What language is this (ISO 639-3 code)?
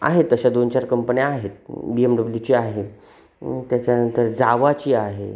mar